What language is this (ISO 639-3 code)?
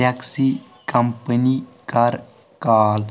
kas